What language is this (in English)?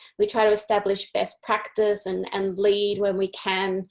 English